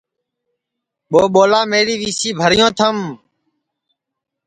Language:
Sansi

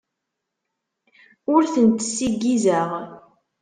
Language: Kabyle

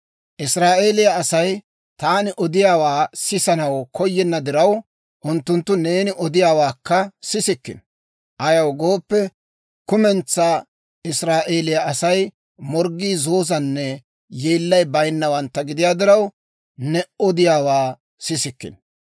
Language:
Dawro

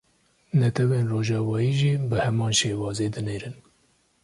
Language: Kurdish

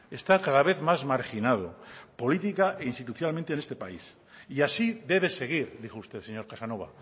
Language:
Spanish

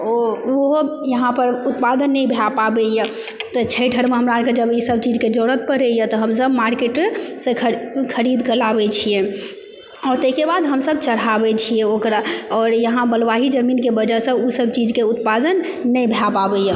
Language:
Maithili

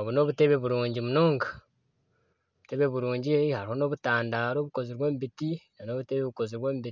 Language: Nyankole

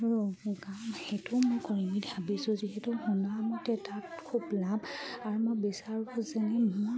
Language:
Assamese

